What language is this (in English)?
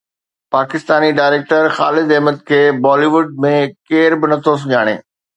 Sindhi